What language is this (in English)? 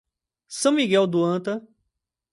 Portuguese